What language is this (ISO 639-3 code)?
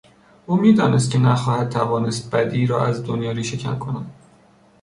fas